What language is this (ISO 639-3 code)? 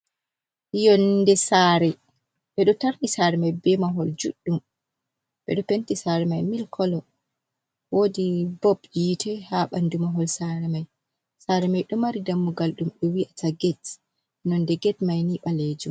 ful